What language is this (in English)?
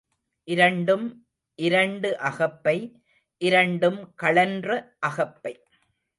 Tamil